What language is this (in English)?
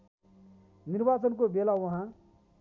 Nepali